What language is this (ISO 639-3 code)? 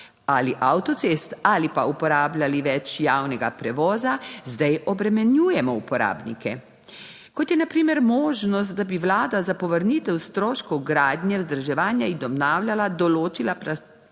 slv